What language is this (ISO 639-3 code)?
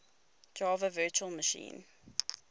eng